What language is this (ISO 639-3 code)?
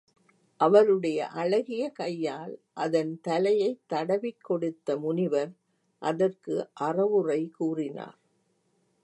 tam